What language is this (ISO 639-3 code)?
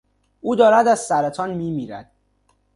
fas